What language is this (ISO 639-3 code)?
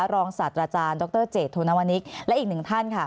tha